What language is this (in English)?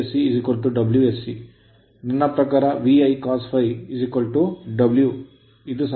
Kannada